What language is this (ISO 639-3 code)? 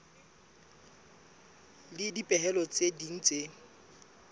sot